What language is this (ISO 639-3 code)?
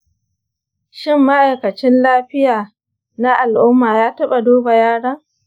hau